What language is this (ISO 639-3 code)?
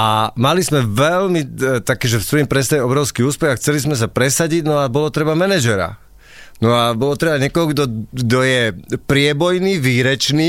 slk